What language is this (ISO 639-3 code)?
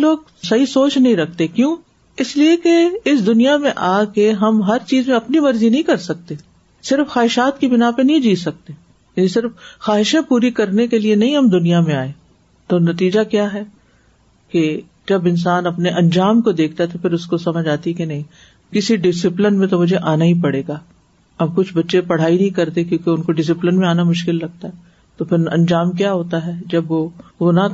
urd